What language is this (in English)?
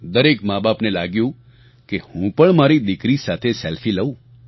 Gujarati